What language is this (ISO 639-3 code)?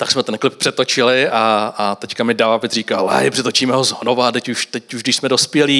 ces